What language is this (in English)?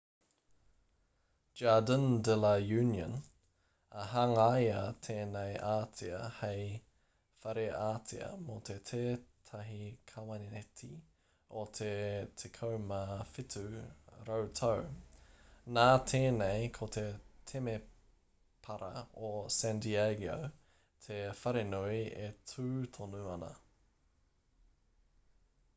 Māori